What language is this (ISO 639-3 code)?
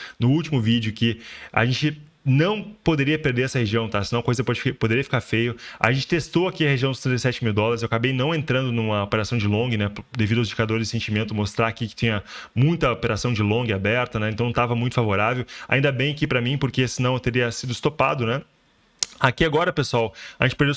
por